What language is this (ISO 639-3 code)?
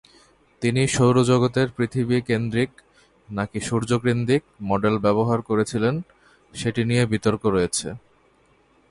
ben